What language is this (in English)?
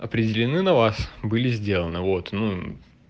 Russian